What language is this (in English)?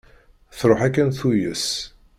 Kabyle